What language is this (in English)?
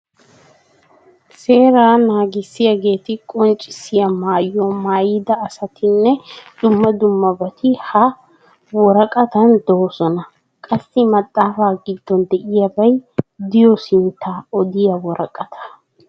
Wolaytta